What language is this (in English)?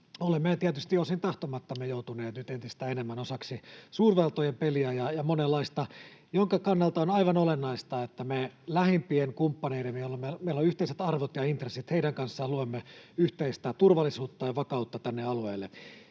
Finnish